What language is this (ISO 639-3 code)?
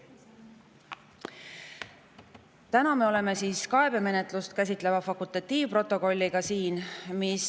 est